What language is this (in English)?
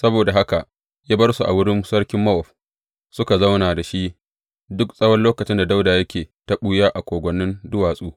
Hausa